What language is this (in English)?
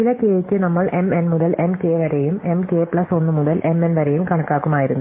Malayalam